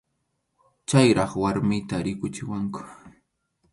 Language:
Arequipa-La Unión Quechua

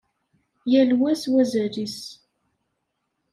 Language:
Kabyle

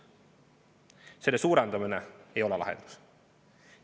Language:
Estonian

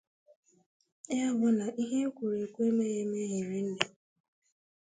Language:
Igbo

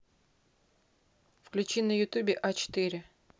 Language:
Russian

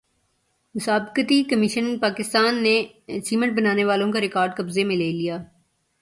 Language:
Urdu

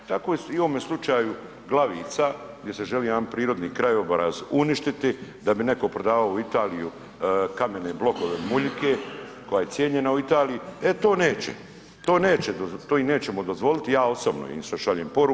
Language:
Croatian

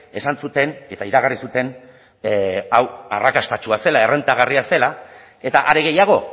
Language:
Basque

